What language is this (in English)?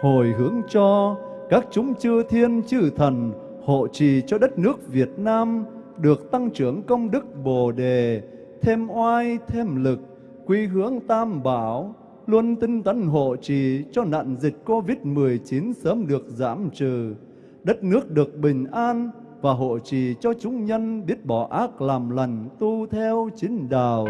Vietnamese